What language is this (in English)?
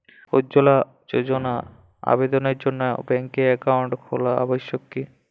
Bangla